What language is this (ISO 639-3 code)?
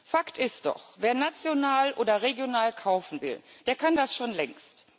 deu